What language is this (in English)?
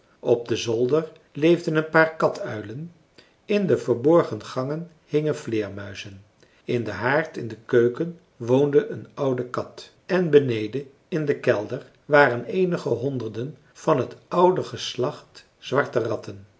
Dutch